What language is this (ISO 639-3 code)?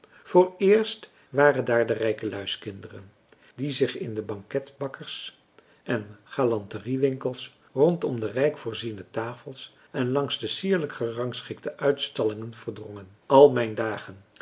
nld